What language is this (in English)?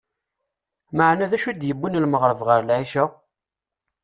Kabyle